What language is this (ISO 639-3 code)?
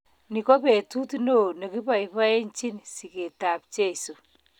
kln